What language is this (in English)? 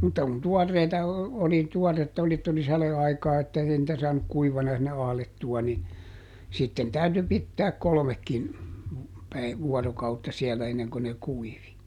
Finnish